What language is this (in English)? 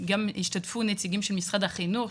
Hebrew